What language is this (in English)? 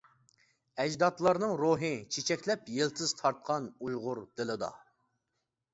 Uyghur